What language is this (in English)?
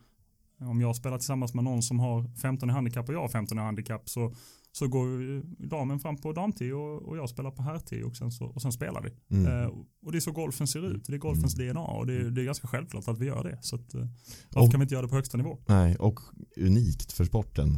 Swedish